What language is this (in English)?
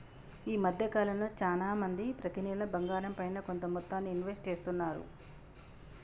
Telugu